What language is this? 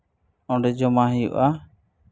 Santali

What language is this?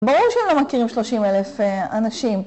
Hebrew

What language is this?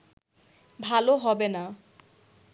Bangla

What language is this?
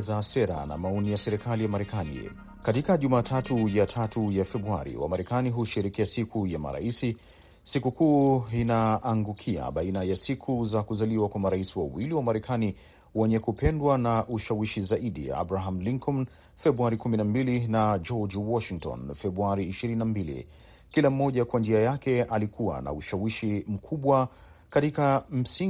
Swahili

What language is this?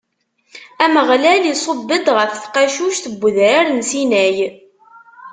Kabyle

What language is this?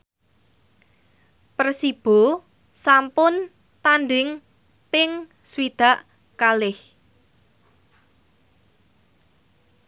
Javanese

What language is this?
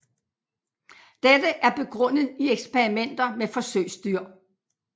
Danish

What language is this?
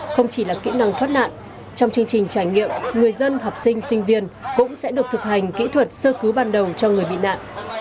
Vietnamese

